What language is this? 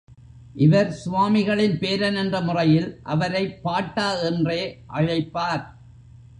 Tamil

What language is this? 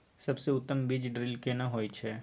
Maithili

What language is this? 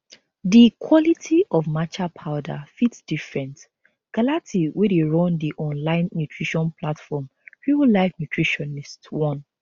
Nigerian Pidgin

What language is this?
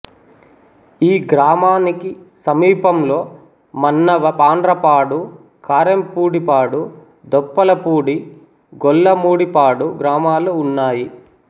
Telugu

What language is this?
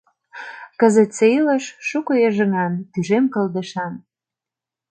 Mari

